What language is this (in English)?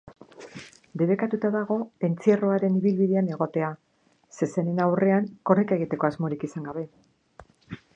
Basque